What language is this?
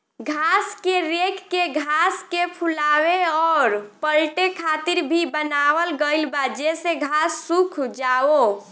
Bhojpuri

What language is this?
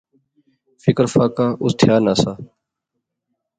Pahari-Potwari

